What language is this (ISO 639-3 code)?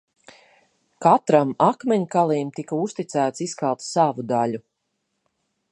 lav